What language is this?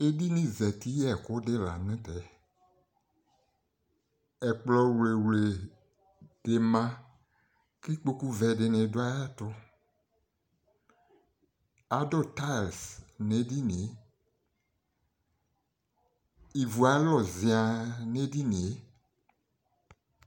Ikposo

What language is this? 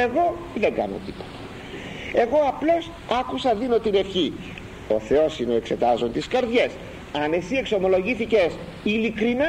Greek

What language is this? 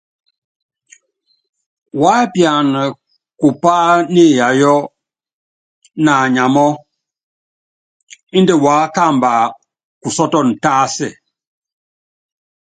Yangben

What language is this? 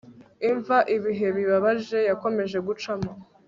Kinyarwanda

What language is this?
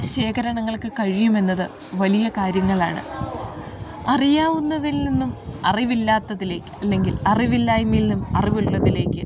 Malayalam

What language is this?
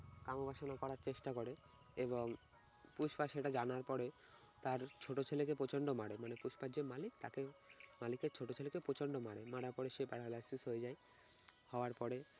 Bangla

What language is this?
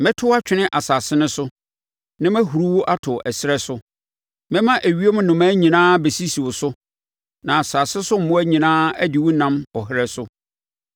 Akan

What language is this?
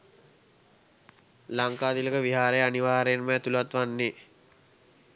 Sinhala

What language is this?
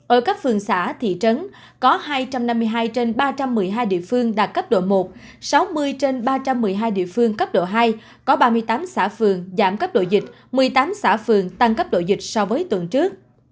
Vietnamese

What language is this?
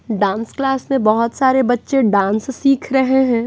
Hindi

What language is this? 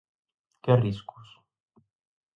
Galician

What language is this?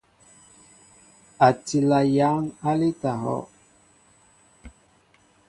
Mbo (Cameroon)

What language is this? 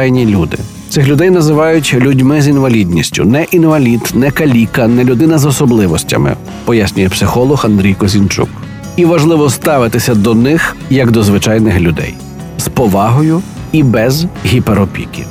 Ukrainian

